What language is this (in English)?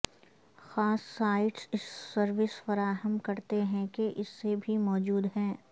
Urdu